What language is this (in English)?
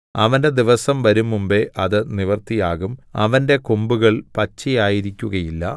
Malayalam